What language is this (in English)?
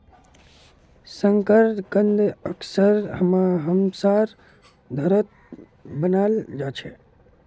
Magahi